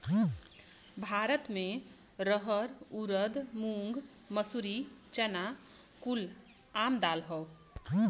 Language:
Bhojpuri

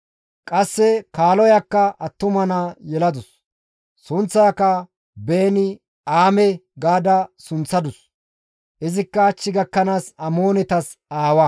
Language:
Gamo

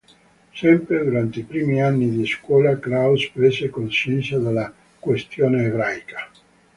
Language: Italian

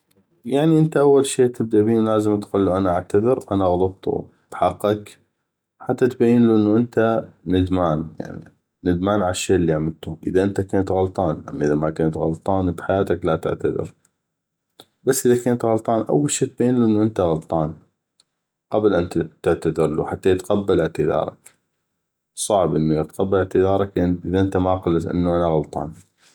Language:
North Mesopotamian Arabic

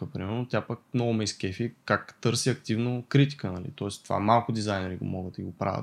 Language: Bulgarian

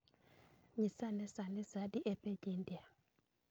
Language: Luo (Kenya and Tanzania)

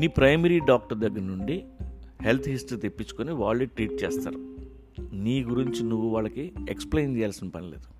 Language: Telugu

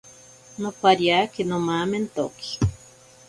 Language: Ashéninka Perené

